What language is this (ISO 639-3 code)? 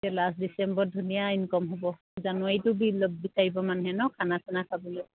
asm